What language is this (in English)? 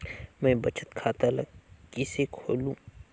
Chhattisgarhi